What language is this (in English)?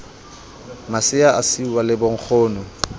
Southern Sotho